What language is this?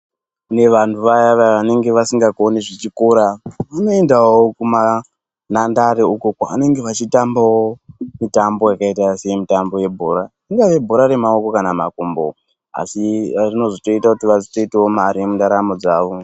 Ndau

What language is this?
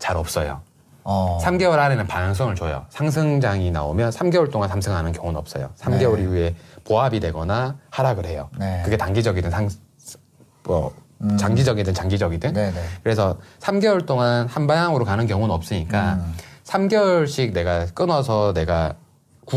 Korean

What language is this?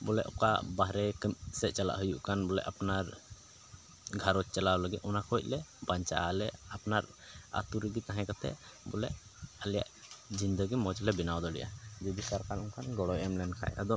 Santali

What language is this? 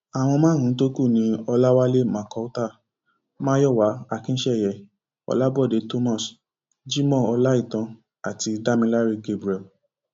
Yoruba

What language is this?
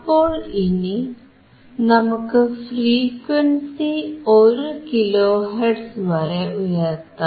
Malayalam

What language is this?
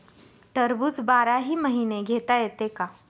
Marathi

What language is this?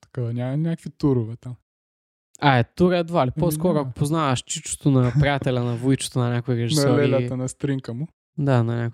Bulgarian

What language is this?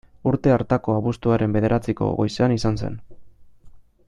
Basque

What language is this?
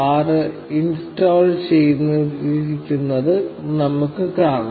Malayalam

